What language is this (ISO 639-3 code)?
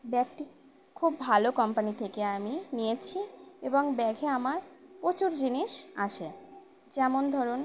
ben